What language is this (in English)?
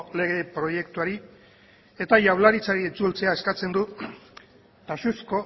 Basque